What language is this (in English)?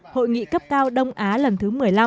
Vietnamese